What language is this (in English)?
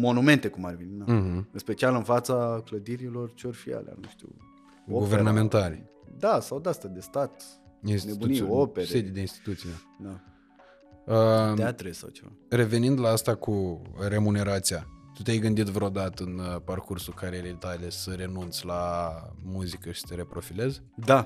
Romanian